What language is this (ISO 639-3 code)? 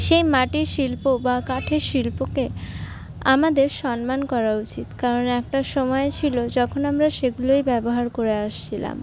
ben